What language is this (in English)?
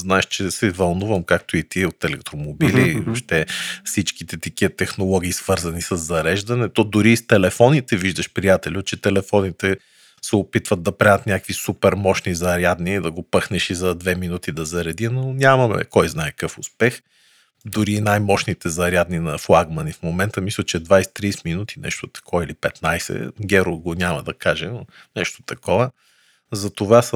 Bulgarian